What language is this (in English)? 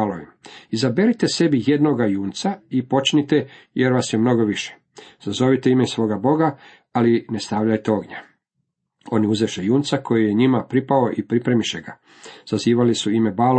Croatian